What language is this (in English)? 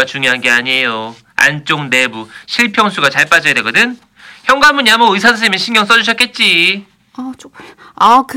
Korean